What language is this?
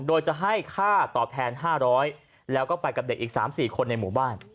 Thai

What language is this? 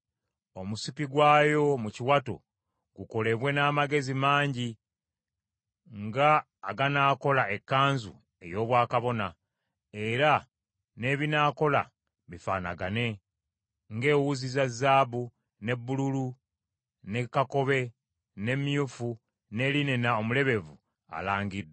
Ganda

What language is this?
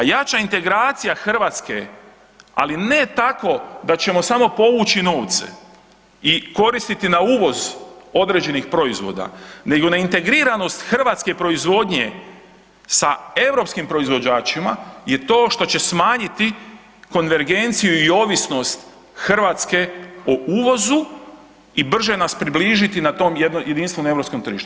Croatian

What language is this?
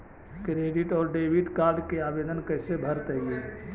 Magahi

